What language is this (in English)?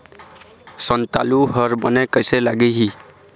Chhattisgarhi